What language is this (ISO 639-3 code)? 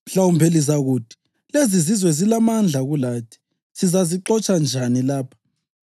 nde